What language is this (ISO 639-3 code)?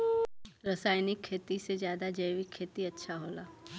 bho